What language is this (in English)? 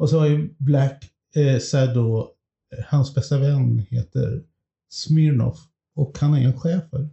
Swedish